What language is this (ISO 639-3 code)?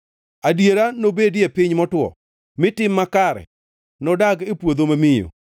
luo